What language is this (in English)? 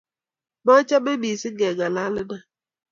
Kalenjin